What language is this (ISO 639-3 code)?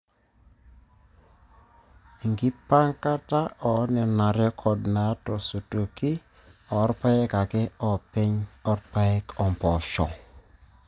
mas